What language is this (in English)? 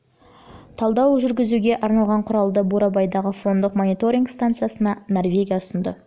Kazakh